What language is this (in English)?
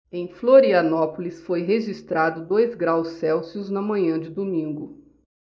Portuguese